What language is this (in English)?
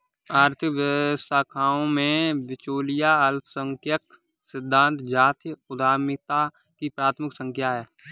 Hindi